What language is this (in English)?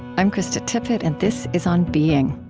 English